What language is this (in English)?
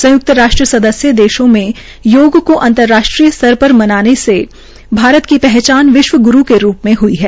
Hindi